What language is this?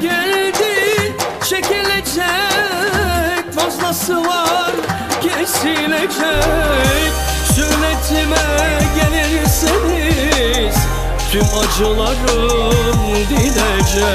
Turkish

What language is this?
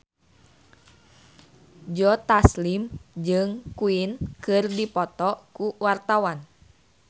Sundanese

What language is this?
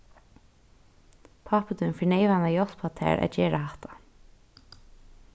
Faroese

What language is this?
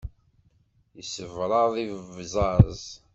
Kabyle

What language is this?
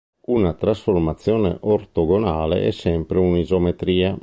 Italian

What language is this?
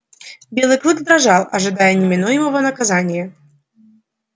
Russian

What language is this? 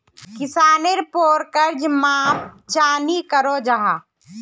Magahi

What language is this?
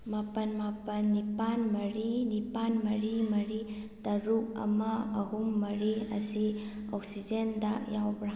Manipuri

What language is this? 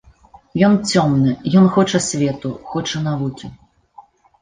Belarusian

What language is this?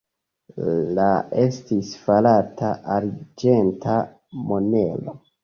Esperanto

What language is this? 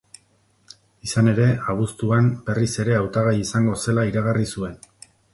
Basque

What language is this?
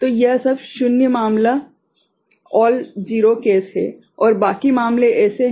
Hindi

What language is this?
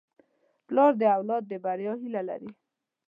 Pashto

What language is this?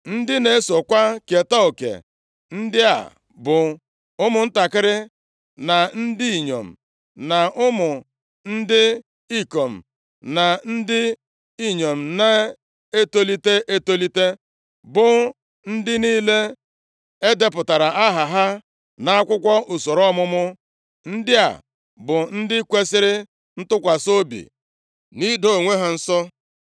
Igbo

